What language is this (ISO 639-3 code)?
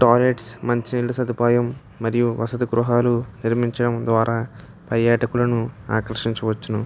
tel